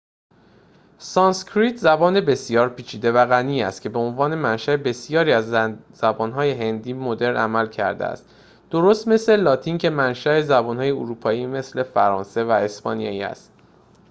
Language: Persian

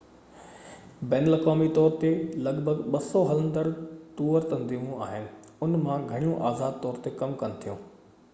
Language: Sindhi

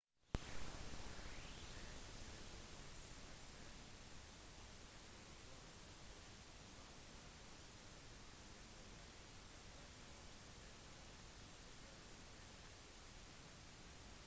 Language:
Norwegian Bokmål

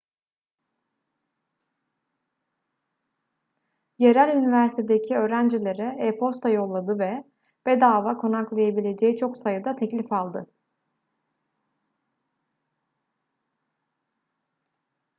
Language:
Turkish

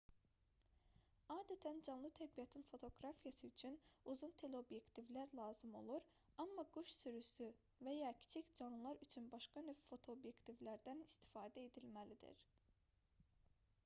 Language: Azerbaijani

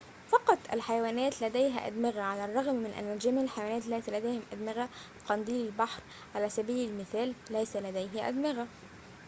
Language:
Arabic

